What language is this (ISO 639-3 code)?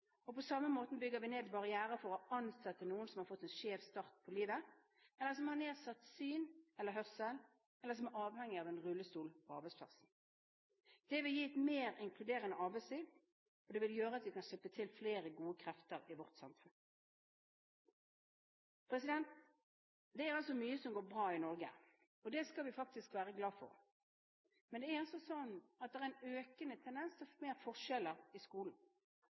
nob